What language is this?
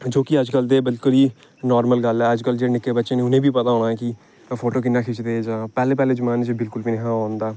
Dogri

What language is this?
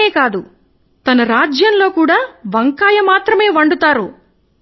Telugu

